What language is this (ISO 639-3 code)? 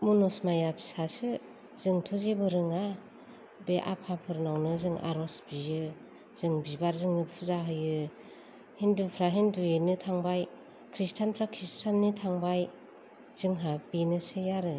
brx